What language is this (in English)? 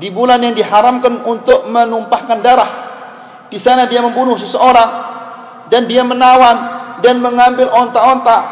Malay